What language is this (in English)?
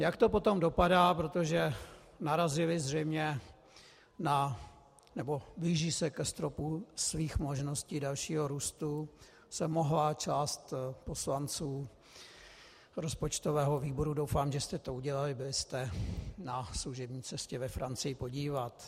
Czech